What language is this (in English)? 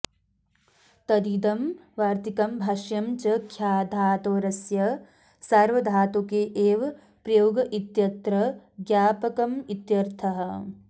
Sanskrit